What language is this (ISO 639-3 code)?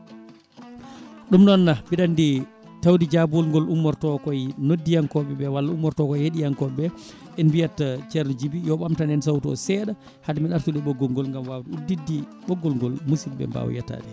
ful